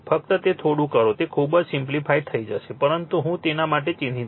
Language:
Gujarati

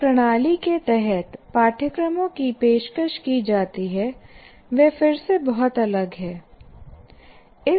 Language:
Hindi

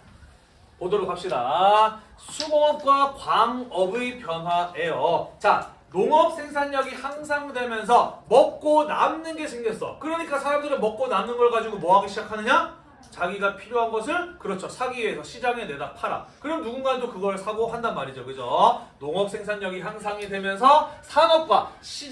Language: Korean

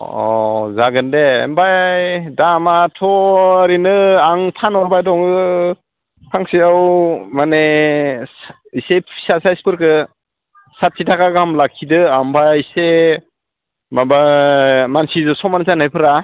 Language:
Bodo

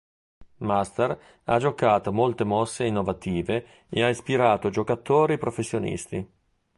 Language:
Italian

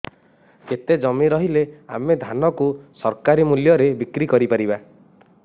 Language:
Odia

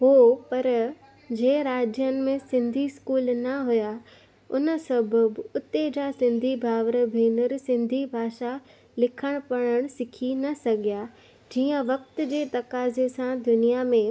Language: Sindhi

